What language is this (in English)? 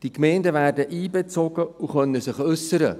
Swiss German